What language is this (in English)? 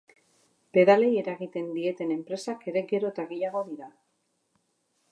Basque